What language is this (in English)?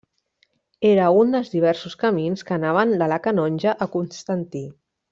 Catalan